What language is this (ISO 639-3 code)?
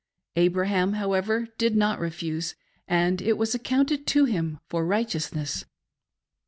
eng